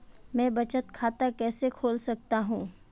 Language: Hindi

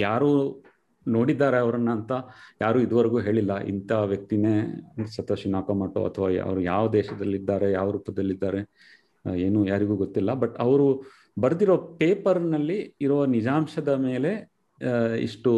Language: Kannada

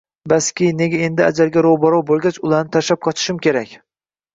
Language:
Uzbek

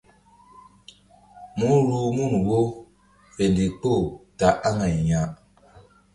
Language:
Mbum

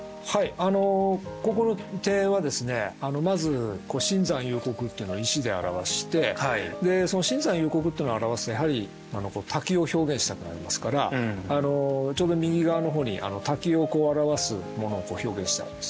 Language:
Japanese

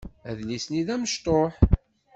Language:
Kabyle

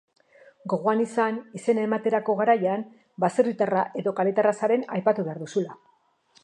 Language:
Basque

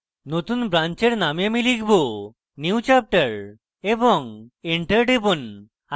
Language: Bangla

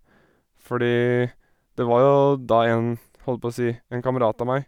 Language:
Norwegian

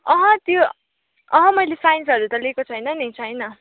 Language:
Nepali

